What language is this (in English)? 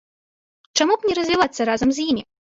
Belarusian